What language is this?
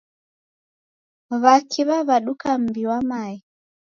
Taita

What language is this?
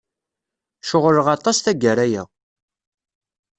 Kabyle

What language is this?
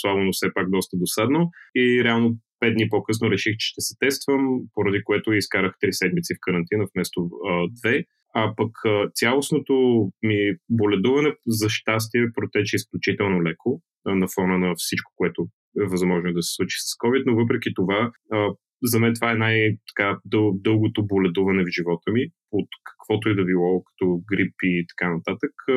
Bulgarian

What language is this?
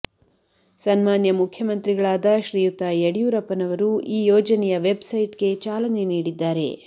Kannada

